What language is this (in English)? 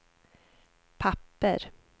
Swedish